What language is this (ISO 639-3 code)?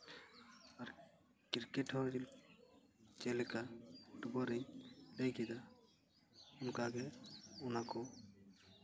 sat